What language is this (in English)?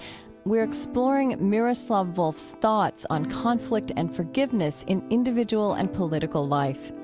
English